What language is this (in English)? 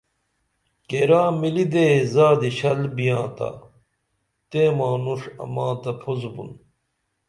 Dameli